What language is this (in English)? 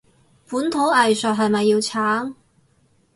Cantonese